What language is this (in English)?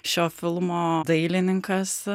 Lithuanian